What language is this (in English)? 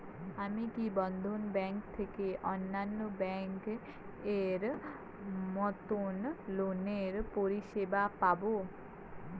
Bangla